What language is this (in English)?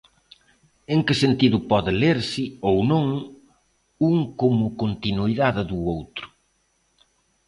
Galician